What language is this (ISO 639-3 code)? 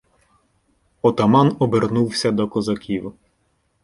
ukr